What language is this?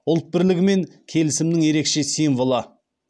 Kazakh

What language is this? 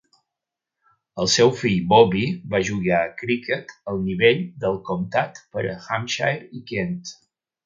Catalan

